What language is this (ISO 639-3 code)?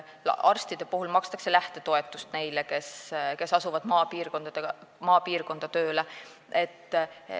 est